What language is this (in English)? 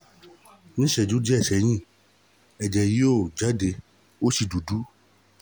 Yoruba